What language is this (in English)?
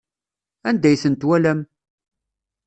Kabyle